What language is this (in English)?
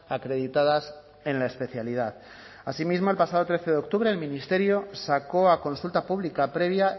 Spanish